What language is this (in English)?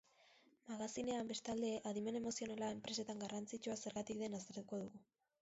Basque